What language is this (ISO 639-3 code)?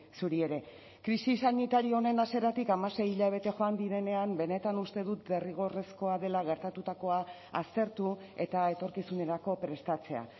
eus